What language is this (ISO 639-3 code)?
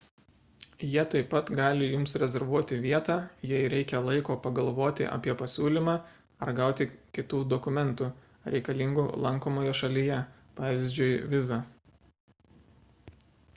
lit